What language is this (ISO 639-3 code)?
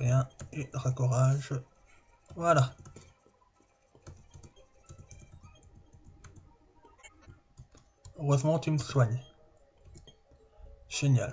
fra